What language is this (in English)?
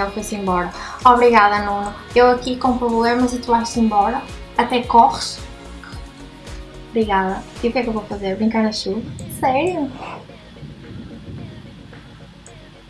Portuguese